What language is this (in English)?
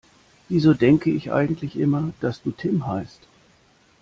German